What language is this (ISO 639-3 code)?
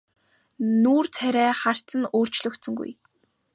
mon